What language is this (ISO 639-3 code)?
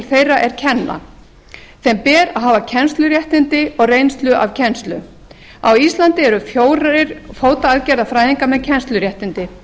isl